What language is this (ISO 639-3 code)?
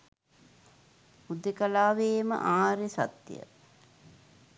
sin